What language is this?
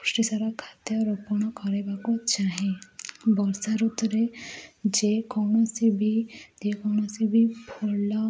Odia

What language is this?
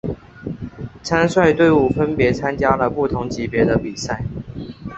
Chinese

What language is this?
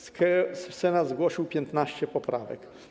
Polish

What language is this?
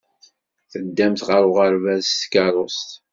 Kabyle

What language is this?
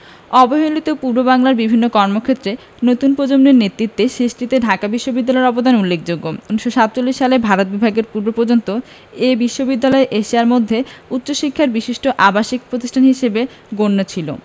Bangla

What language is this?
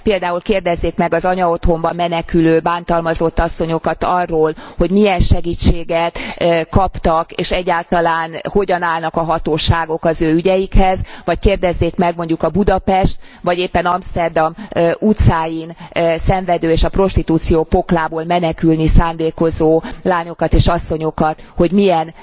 Hungarian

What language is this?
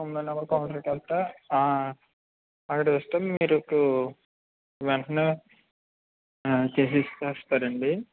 Telugu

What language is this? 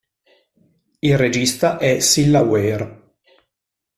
Italian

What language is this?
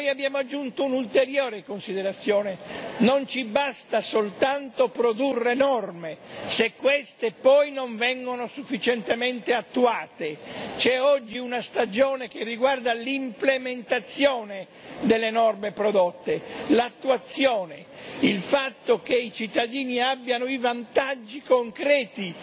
Italian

